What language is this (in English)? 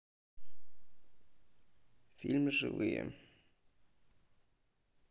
Russian